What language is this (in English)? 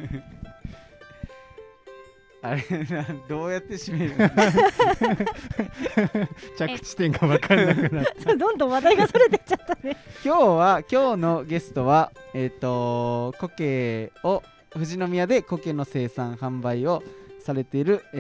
Japanese